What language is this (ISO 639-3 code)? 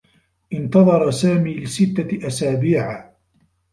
ara